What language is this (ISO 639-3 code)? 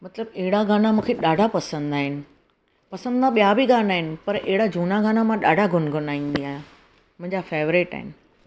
snd